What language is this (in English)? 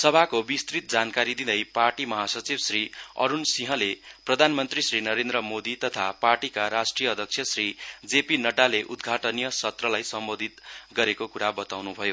Nepali